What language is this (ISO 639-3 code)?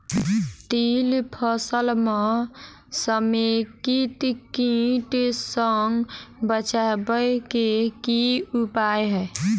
mai